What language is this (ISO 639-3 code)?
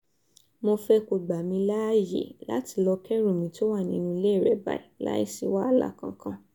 yor